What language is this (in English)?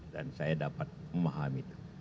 Indonesian